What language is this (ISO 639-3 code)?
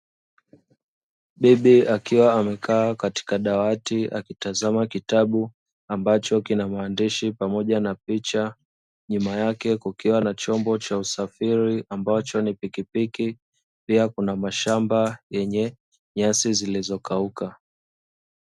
swa